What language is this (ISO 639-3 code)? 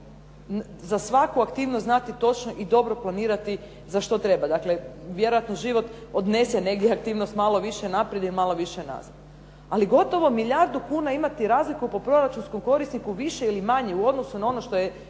hrv